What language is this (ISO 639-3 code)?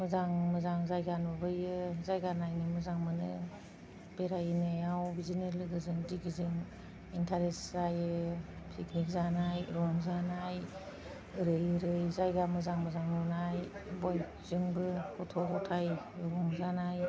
brx